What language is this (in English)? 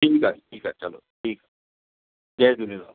Sindhi